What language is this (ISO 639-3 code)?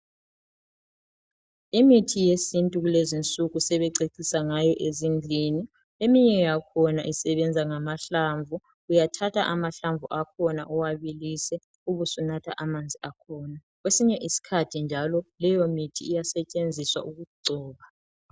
nde